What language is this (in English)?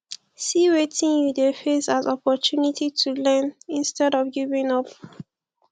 Nigerian Pidgin